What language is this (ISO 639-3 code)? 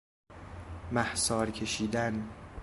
fas